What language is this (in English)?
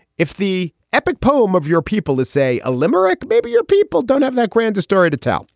English